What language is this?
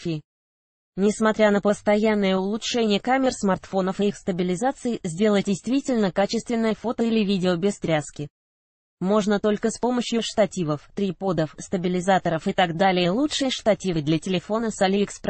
Russian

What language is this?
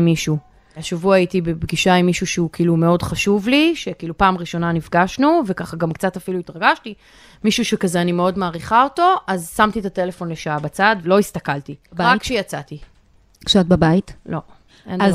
Hebrew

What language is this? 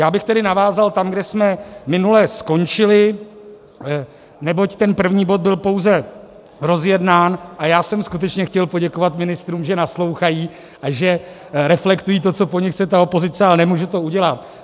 Czech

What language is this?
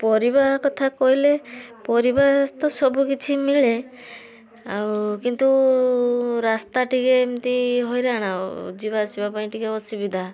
Odia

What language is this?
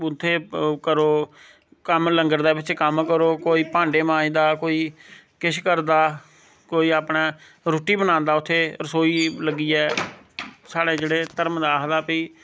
Dogri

